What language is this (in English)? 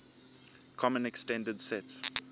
English